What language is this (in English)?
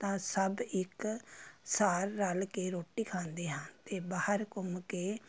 Punjabi